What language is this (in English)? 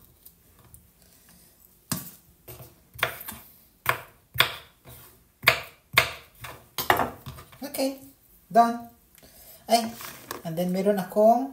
Filipino